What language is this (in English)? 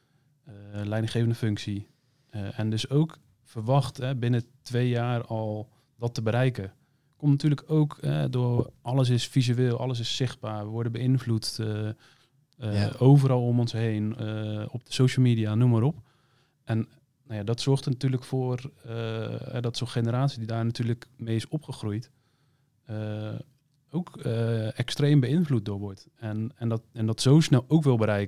Dutch